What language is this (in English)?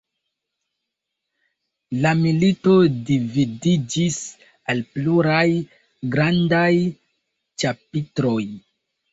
Esperanto